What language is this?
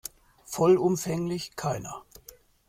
German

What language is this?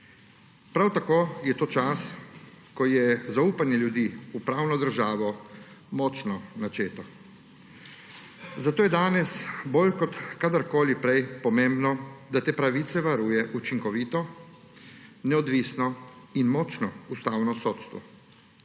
Slovenian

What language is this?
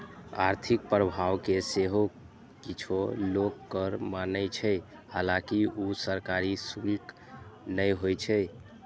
Maithili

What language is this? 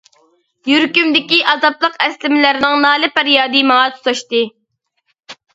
Uyghur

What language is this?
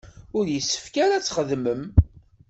Kabyle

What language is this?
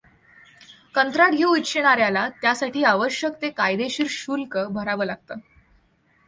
Marathi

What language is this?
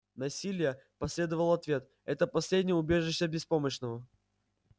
Russian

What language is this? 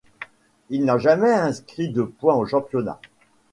French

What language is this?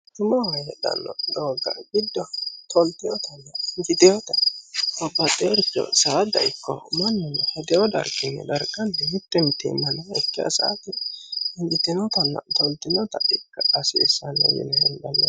Sidamo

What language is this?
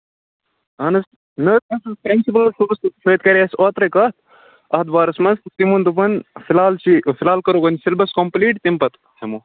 Kashmiri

